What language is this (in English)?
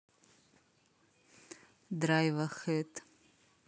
Russian